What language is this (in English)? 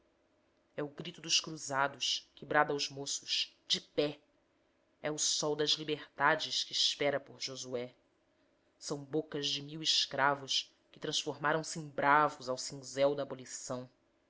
Portuguese